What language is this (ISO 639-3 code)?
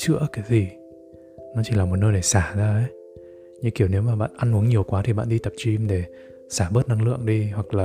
vie